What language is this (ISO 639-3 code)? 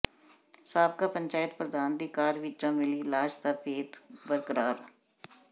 pan